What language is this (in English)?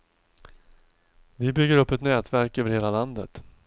Swedish